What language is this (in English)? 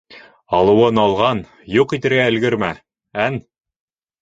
Bashkir